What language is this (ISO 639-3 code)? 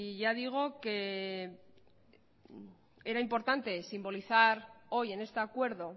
spa